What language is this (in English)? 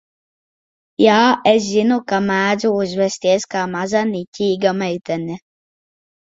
Latvian